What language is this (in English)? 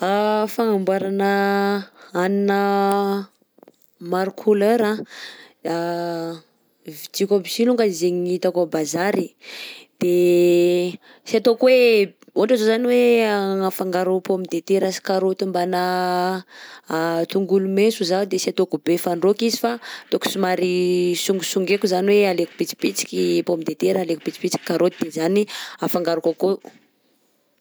Southern Betsimisaraka Malagasy